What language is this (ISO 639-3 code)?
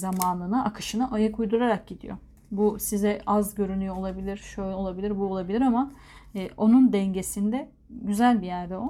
tur